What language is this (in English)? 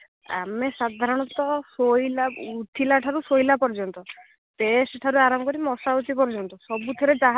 Odia